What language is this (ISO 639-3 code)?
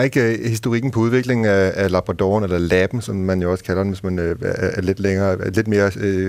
dan